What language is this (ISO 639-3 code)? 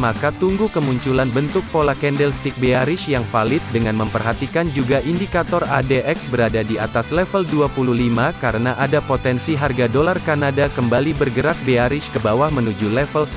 ind